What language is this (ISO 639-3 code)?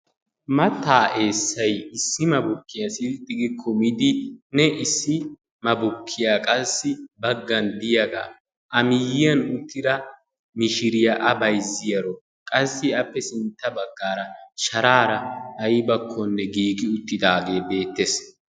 wal